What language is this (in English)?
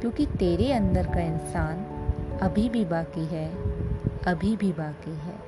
Hindi